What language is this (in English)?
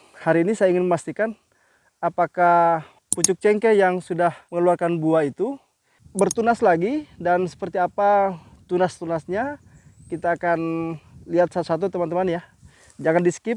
Indonesian